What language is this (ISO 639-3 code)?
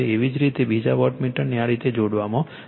guj